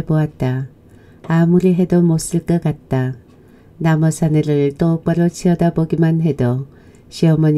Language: Korean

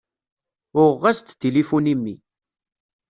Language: Kabyle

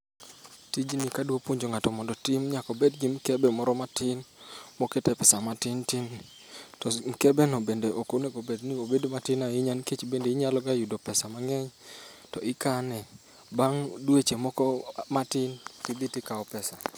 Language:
Luo (Kenya and Tanzania)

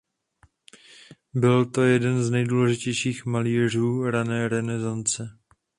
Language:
Czech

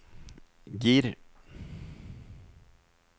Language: Norwegian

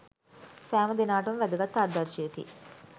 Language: Sinhala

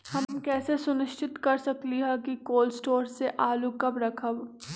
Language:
Magahi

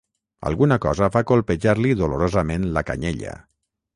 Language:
Catalan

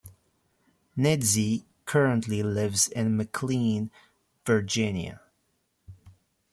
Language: English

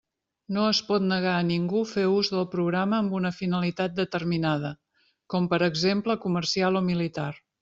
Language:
Catalan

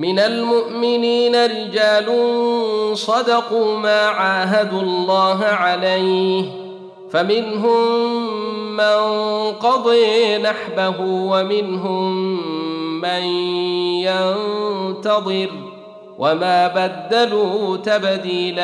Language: Arabic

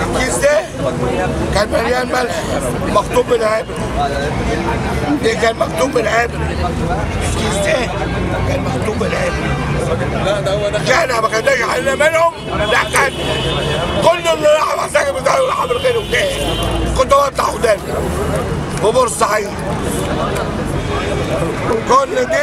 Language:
Arabic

